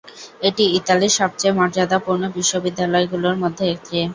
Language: Bangla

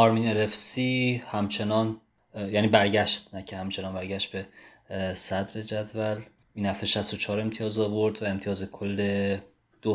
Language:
Persian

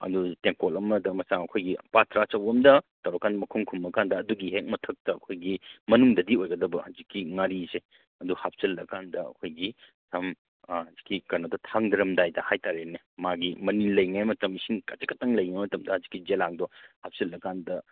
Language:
Manipuri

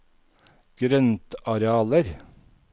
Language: Norwegian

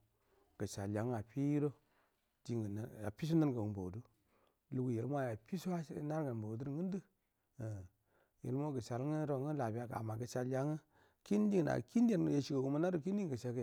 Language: Buduma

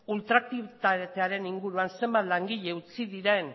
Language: Basque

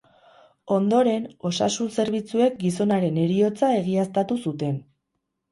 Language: Basque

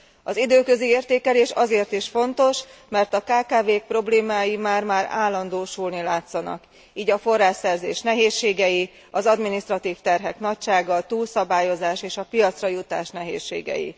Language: Hungarian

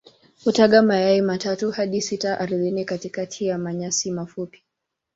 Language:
Swahili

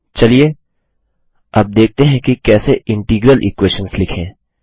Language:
Hindi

